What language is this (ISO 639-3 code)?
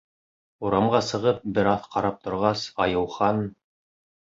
bak